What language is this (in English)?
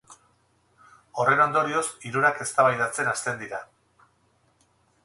Basque